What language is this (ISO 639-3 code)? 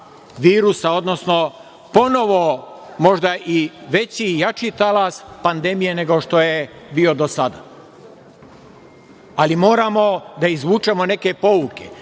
srp